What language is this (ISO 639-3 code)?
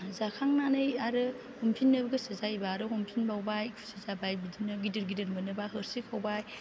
brx